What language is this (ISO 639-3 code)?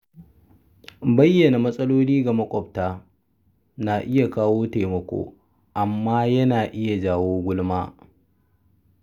hau